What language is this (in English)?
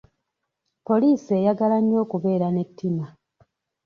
Ganda